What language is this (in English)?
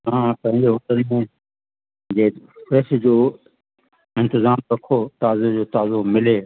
Sindhi